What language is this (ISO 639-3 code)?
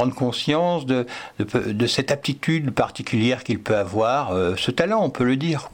fra